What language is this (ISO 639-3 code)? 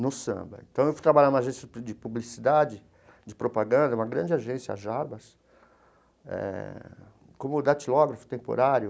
por